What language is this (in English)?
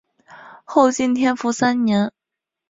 Chinese